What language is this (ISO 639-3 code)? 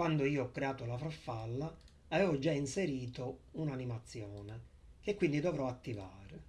ita